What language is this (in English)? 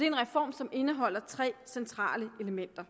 Danish